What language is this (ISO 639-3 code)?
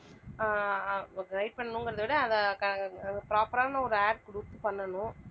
tam